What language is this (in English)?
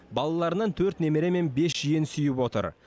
Kazakh